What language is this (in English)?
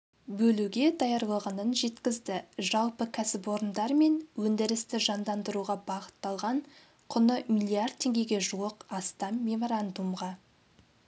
Kazakh